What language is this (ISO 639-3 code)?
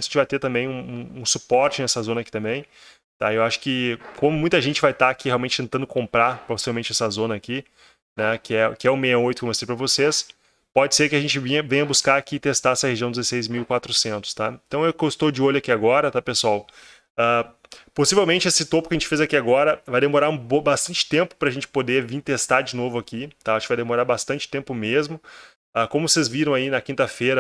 por